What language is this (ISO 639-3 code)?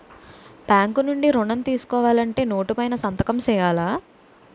tel